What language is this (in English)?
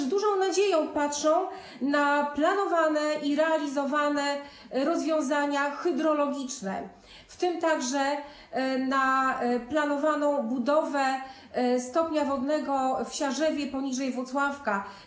Polish